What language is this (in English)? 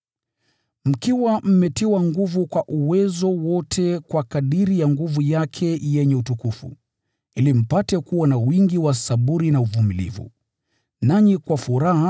Swahili